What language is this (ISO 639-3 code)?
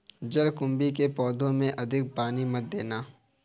hin